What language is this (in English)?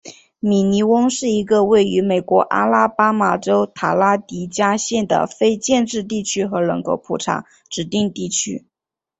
Chinese